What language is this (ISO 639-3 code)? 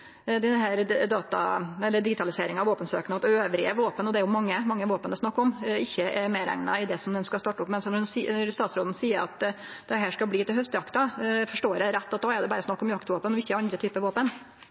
nno